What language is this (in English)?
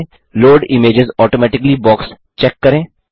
Hindi